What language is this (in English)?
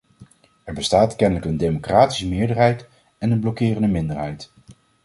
Dutch